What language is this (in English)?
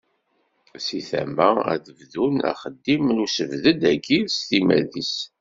Kabyle